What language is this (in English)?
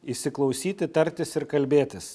Lithuanian